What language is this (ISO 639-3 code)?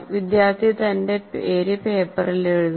mal